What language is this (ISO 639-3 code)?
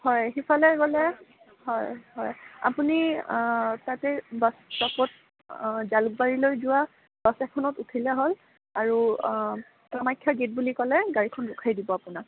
asm